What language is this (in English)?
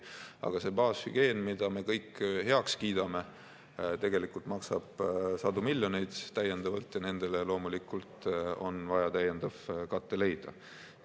Estonian